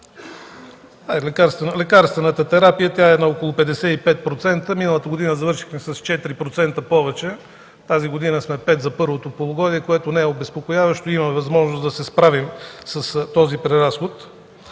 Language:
Bulgarian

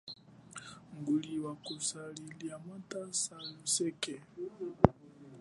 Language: Chokwe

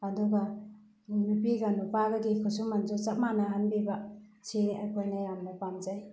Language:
Manipuri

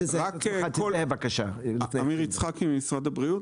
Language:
Hebrew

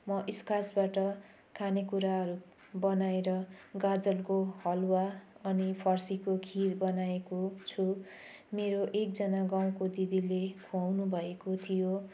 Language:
Nepali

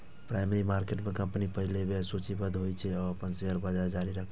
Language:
Maithili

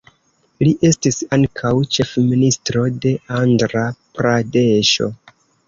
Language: Esperanto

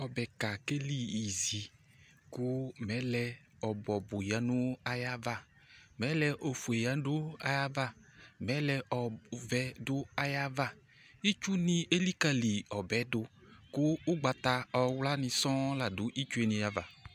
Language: Ikposo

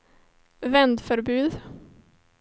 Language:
Swedish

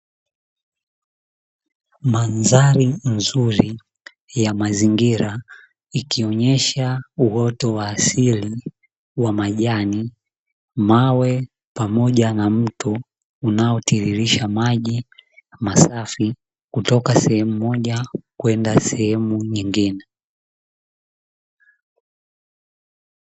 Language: Swahili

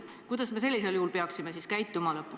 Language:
Estonian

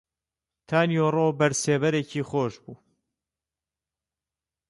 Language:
Central Kurdish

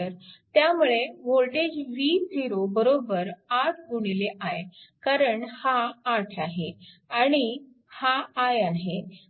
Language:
Marathi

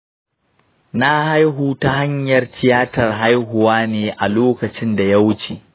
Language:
Hausa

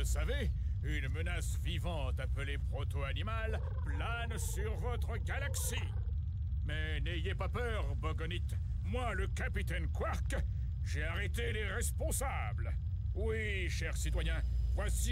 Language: French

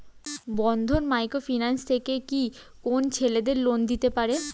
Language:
Bangla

